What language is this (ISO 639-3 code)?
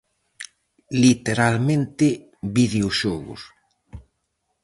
glg